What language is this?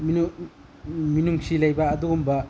Manipuri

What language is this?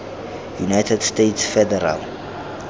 Tswana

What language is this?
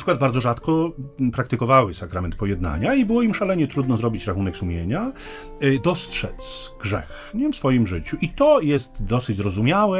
Polish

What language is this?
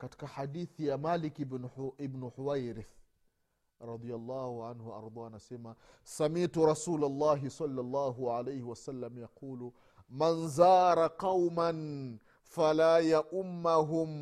Swahili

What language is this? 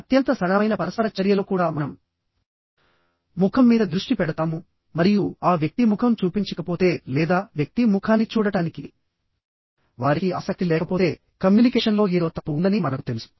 Telugu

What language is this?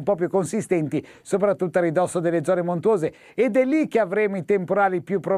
Italian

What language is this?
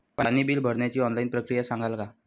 Marathi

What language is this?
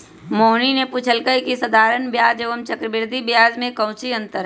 Magahi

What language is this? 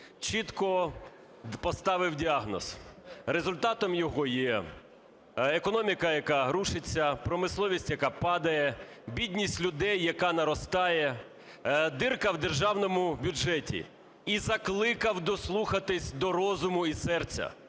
Ukrainian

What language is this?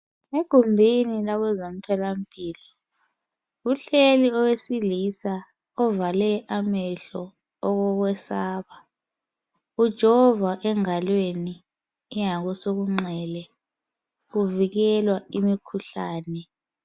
North Ndebele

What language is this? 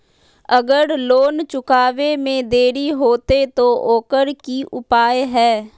Magahi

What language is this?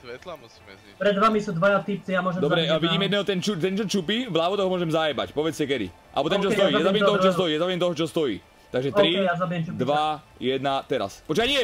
Slovak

